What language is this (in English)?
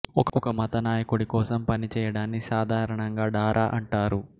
Telugu